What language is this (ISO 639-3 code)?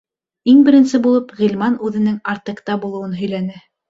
bak